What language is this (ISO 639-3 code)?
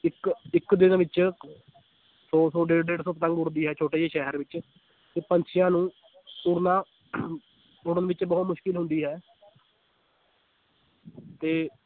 pan